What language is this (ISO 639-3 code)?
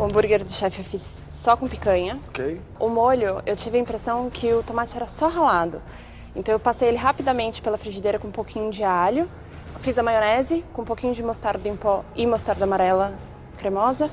por